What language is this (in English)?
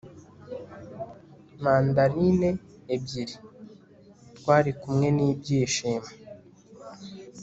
Kinyarwanda